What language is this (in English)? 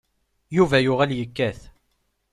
Kabyle